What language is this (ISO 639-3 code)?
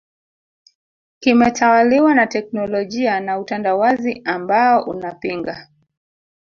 swa